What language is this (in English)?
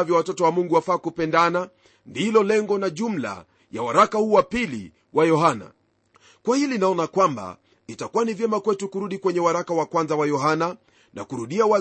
Swahili